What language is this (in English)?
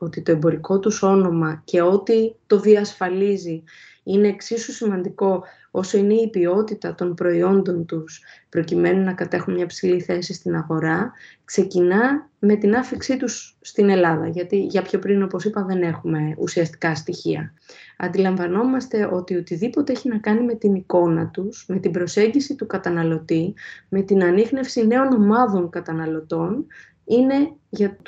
Greek